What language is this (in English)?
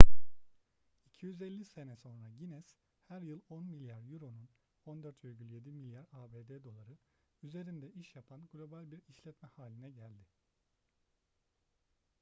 Turkish